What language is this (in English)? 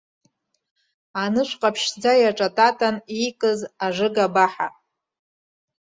Abkhazian